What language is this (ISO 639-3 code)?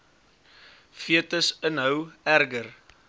afr